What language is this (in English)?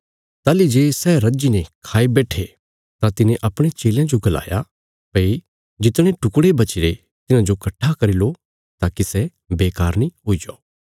Bilaspuri